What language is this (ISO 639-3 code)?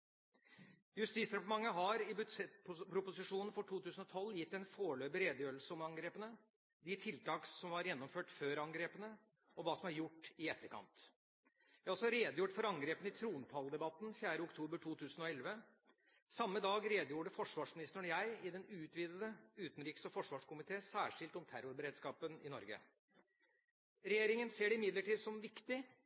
nob